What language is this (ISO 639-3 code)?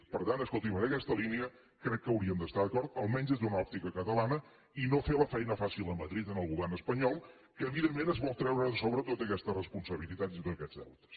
cat